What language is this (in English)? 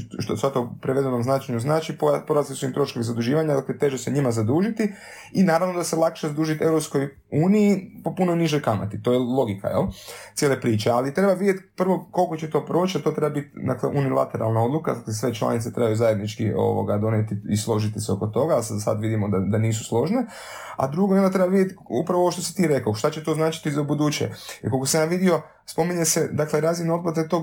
Croatian